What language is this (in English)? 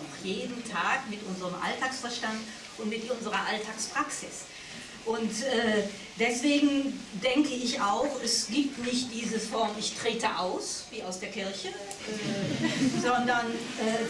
German